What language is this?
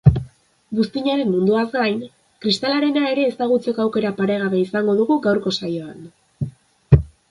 Basque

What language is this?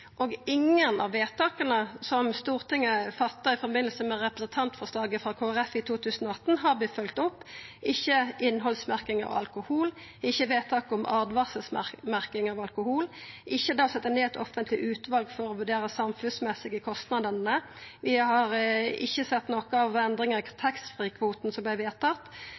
Norwegian Nynorsk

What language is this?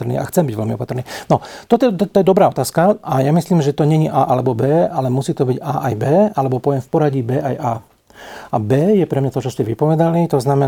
Slovak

